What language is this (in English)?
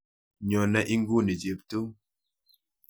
Kalenjin